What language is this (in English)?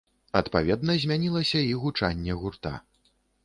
Belarusian